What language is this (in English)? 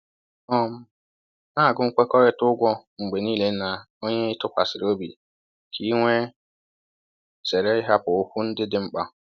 Igbo